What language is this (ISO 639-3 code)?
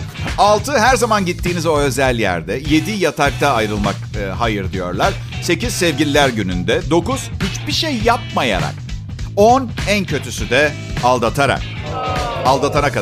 tur